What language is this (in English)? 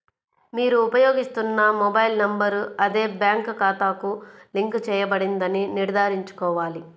Telugu